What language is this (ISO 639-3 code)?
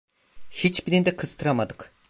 tur